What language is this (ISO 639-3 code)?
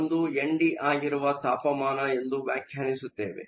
kan